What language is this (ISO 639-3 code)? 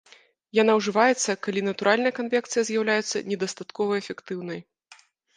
bel